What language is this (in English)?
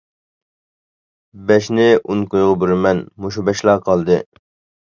Uyghur